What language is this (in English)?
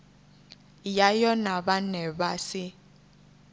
Venda